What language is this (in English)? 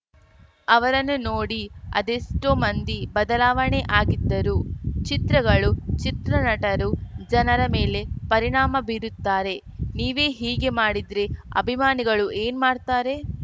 Kannada